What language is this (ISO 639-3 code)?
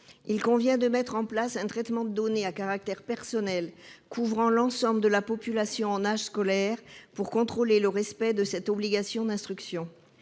fra